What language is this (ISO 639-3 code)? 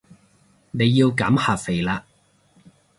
yue